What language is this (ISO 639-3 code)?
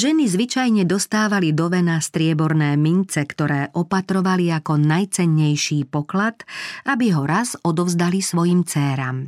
slk